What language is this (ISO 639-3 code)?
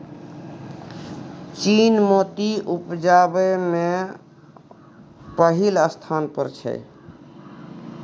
mai